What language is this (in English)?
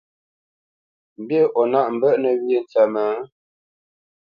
Bamenyam